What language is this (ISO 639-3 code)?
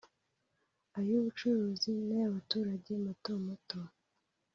kin